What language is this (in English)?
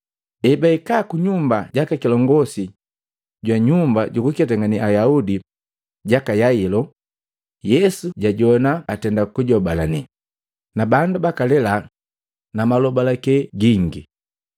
Matengo